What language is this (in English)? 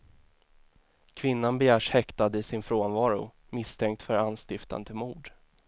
Swedish